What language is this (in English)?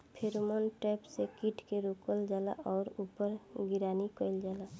Bhojpuri